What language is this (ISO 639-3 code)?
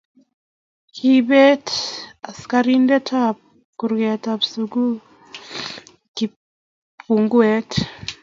kln